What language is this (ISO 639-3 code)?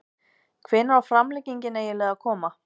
isl